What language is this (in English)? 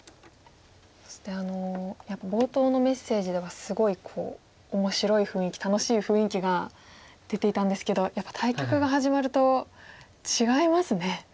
Japanese